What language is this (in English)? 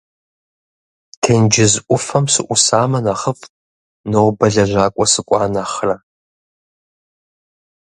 Kabardian